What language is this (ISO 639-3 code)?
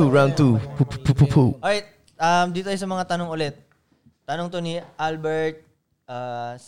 fil